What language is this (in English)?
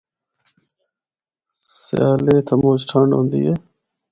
Northern Hindko